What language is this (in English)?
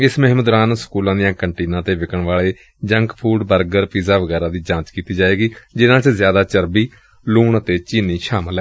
Punjabi